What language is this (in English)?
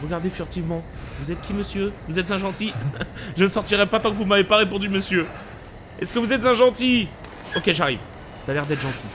French